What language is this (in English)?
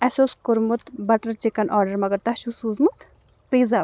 Kashmiri